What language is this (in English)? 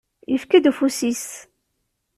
Kabyle